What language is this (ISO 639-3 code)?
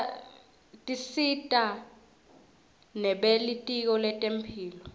ssw